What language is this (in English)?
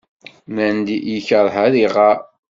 Kabyle